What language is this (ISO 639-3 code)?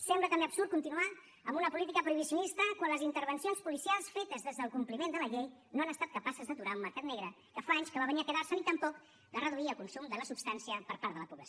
cat